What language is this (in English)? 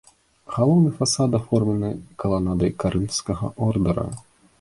Belarusian